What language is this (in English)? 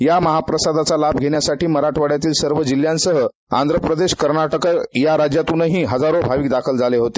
Marathi